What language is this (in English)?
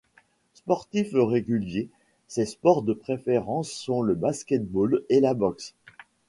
French